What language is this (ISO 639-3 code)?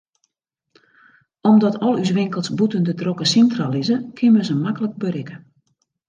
fry